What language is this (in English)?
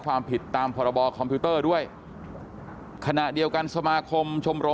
Thai